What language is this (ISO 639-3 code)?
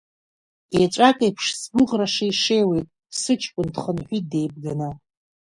abk